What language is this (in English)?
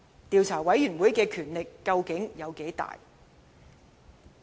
Cantonese